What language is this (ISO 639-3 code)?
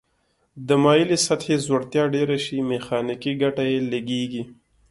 pus